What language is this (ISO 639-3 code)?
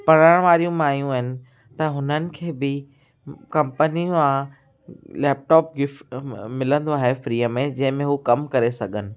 snd